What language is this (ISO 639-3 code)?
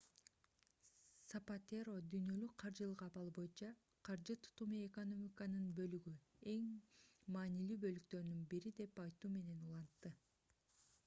kir